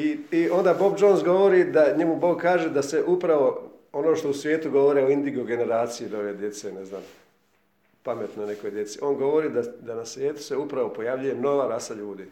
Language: Croatian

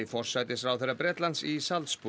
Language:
Icelandic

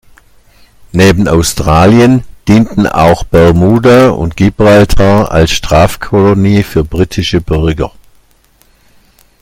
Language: German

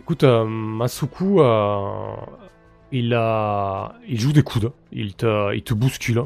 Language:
French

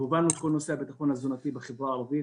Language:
Hebrew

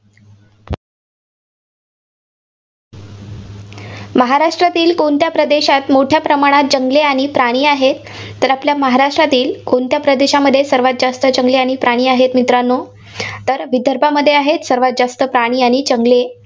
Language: Marathi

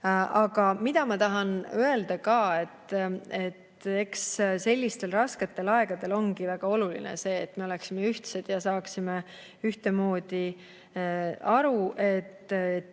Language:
Estonian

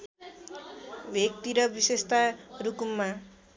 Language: Nepali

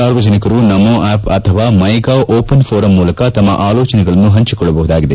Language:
Kannada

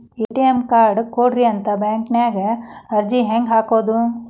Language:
Kannada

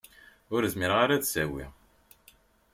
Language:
Kabyle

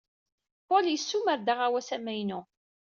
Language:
Kabyle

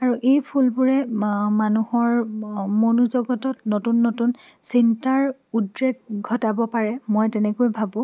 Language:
Assamese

